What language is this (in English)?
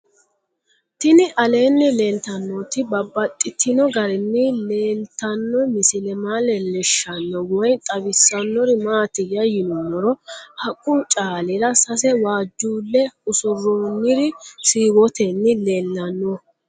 Sidamo